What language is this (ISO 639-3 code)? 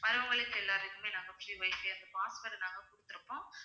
tam